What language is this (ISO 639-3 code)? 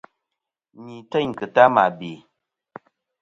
bkm